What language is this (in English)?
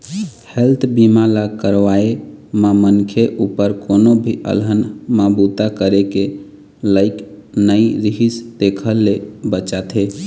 Chhattisgarhi